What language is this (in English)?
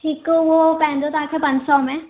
Sindhi